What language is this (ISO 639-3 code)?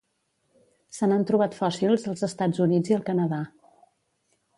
cat